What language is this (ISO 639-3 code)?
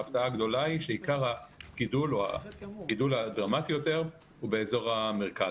heb